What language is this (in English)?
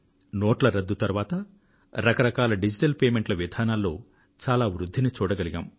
Telugu